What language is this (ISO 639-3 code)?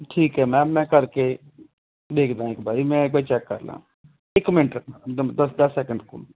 pan